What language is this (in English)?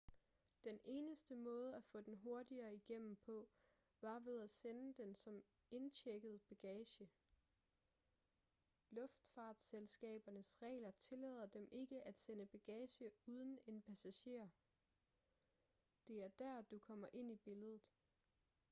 Danish